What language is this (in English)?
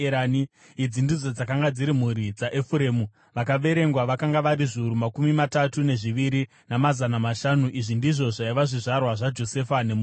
Shona